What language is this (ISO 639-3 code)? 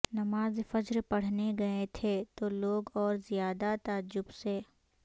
urd